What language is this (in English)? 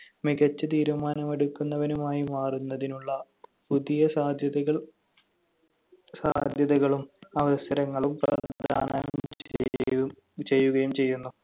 Malayalam